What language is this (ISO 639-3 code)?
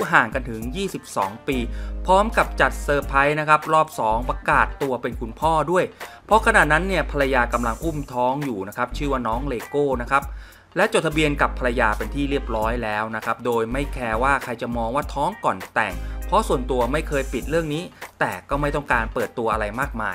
tha